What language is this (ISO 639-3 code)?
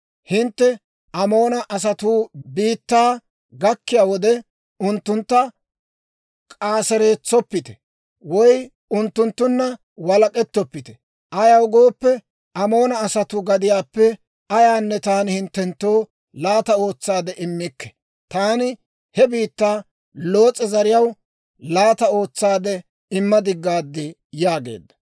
dwr